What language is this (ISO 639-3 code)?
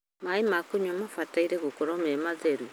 kik